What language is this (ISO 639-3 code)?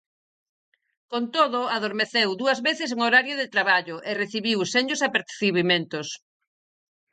glg